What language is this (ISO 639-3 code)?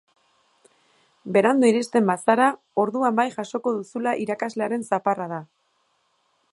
eus